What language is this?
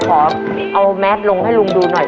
Thai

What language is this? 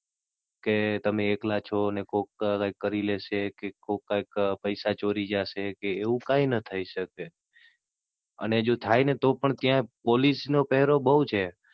Gujarati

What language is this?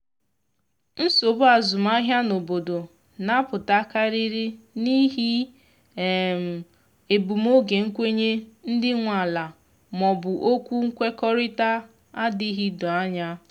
Igbo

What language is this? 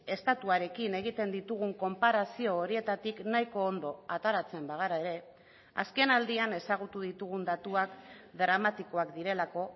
Basque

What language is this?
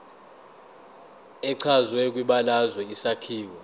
Zulu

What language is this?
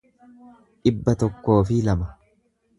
Oromo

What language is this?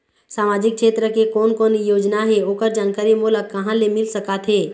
Chhattisgarhi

